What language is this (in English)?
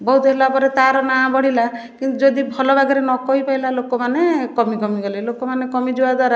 Odia